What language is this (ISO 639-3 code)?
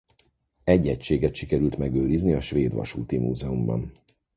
hun